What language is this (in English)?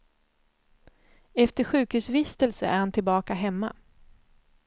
Swedish